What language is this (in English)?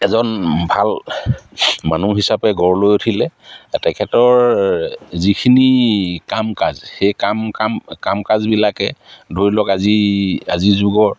Assamese